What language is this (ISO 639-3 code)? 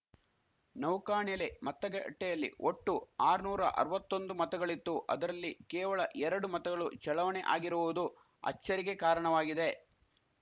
kan